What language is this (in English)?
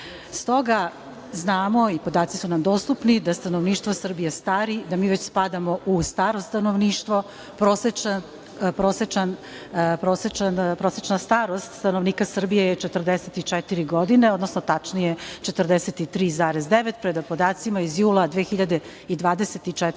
Serbian